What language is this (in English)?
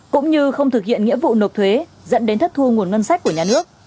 Vietnamese